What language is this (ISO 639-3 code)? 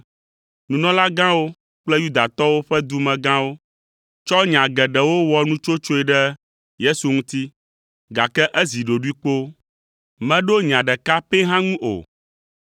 ewe